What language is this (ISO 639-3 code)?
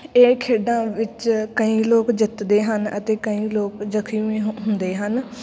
pan